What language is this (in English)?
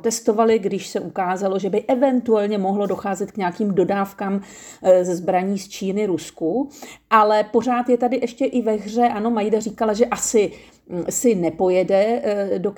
Czech